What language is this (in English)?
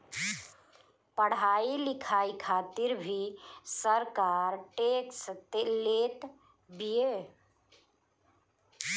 Bhojpuri